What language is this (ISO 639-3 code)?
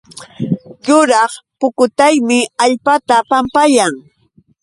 qux